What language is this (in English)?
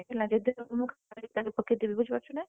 Odia